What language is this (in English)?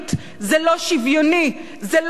Hebrew